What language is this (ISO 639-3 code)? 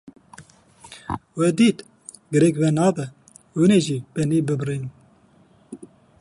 kur